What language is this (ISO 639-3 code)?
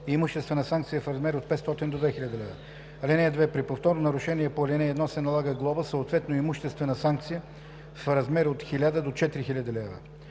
bul